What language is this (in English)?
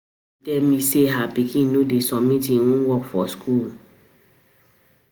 Nigerian Pidgin